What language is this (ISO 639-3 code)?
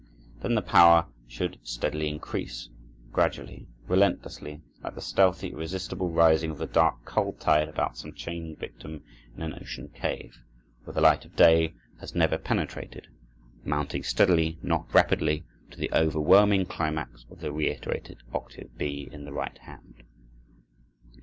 eng